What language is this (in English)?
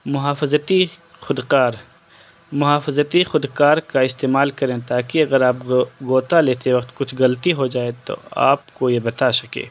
Urdu